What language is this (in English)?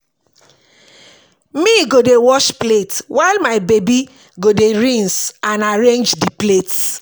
Nigerian Pidgin